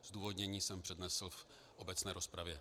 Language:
Czech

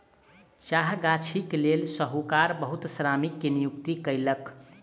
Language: Maithili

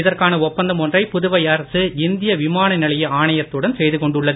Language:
Tamil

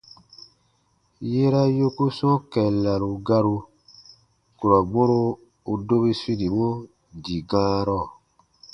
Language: Baatonum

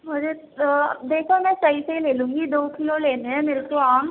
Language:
Urdu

